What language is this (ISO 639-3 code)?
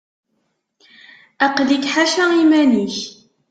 kab